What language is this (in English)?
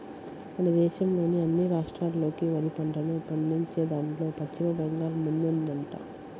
Telugu